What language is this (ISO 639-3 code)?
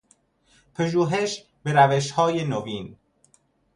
fas